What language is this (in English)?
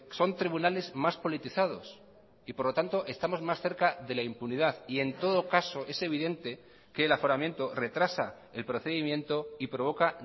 Spanish